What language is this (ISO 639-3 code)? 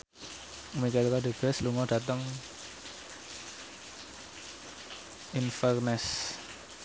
jav